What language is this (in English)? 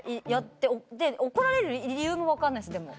Japanese